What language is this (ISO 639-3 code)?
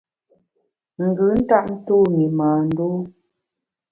bax